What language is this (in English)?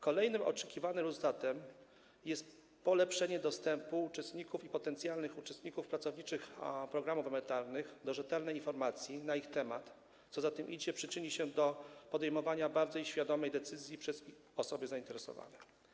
Polish